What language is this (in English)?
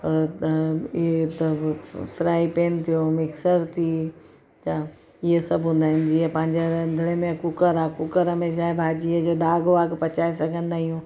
Sindhi